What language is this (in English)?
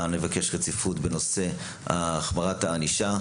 Hebrew